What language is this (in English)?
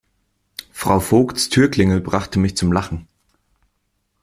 German